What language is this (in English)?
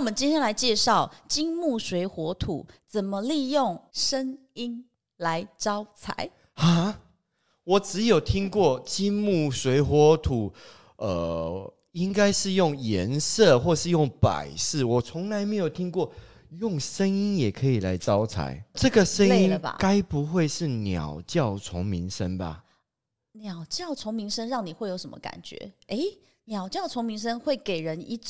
Chinese